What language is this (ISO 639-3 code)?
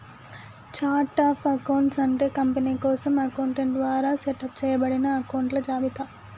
tel